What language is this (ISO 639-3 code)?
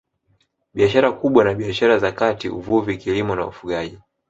swa